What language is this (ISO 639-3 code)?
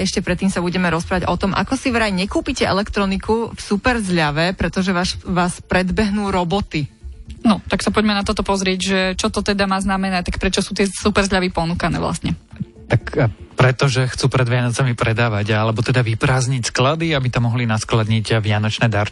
slk